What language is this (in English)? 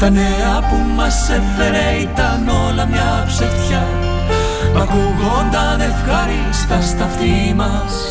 Greek